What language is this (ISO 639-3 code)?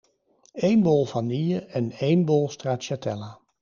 nld